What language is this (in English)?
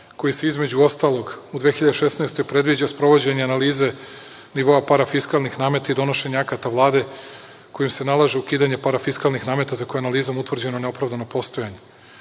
Serbian